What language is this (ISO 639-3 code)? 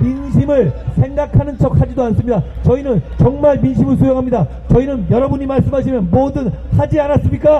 kor